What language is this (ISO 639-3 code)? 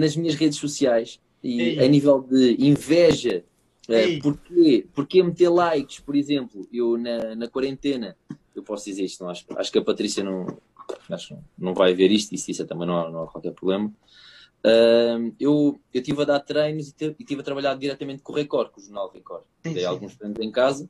por